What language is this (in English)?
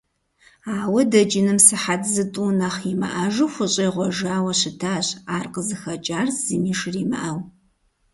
Kabardian